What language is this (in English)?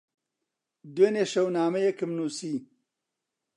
Central Kurdish